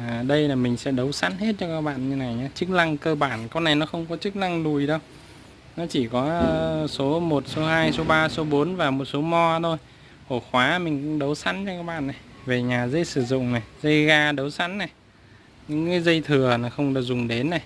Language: Vietnamese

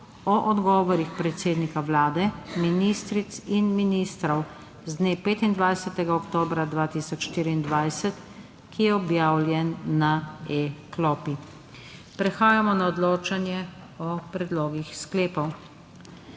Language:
Slovenian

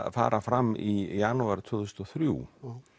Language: Icelandic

